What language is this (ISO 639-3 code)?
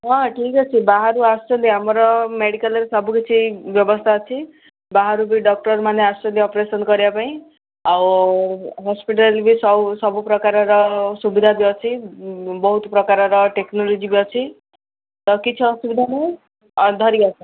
ori